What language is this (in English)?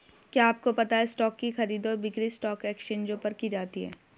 Hindi